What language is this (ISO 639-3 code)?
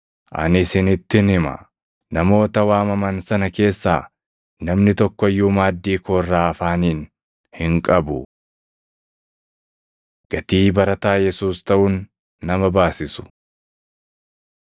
orm